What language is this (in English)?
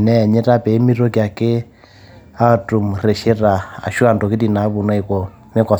Masai